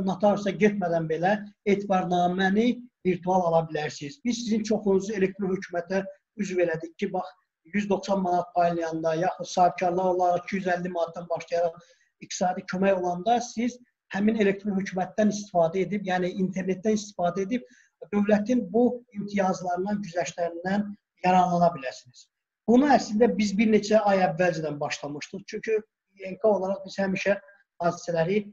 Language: Turkish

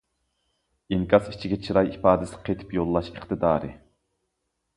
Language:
Uyghur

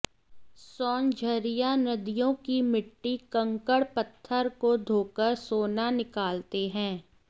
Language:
Hindi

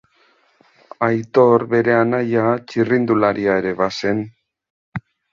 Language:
Basque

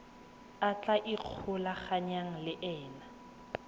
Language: Tswana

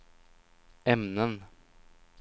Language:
Swedish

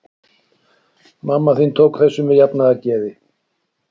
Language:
Icelandic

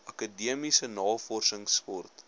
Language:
Afrikaans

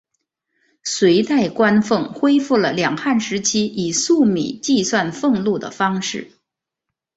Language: Chinese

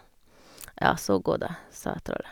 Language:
Norwegian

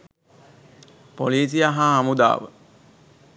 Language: Sinhala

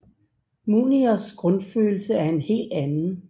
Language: Danish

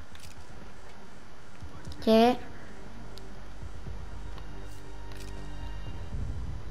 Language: French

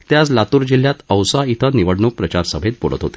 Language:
Marathi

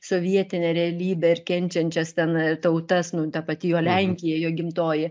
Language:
Lithuanian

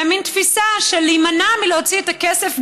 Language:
Hebrew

